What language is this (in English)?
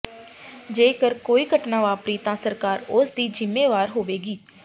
Punjabi